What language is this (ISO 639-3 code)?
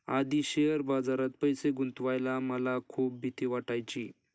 mar